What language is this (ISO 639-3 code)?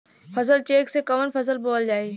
bho